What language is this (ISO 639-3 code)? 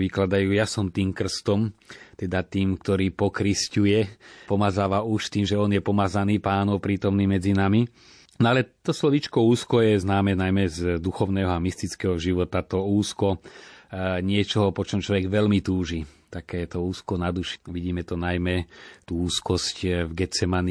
slk